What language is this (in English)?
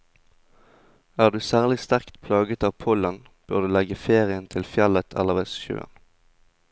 Norwegian